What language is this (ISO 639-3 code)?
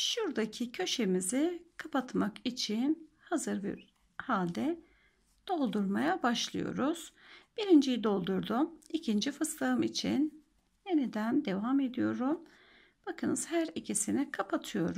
tur